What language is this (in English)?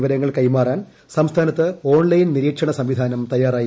Malayalam